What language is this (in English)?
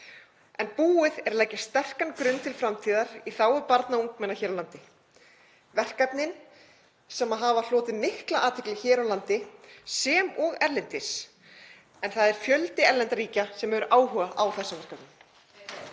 Icelandic